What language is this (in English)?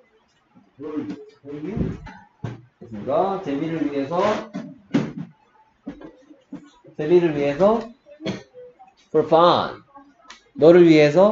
Korean